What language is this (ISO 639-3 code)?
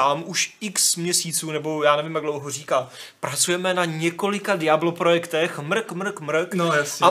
ces